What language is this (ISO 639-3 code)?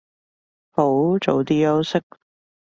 yue